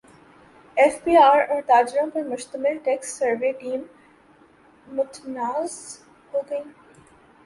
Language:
Urdu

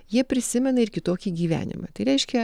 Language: Lithuanian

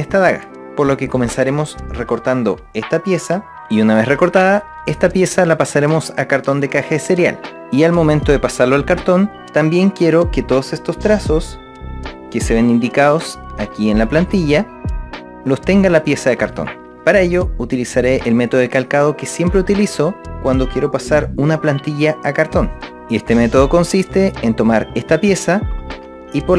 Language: Spanish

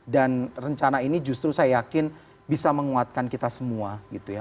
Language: Indonesian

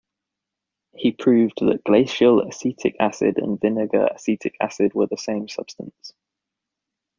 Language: English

